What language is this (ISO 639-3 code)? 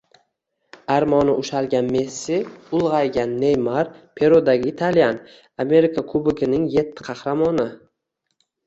uzb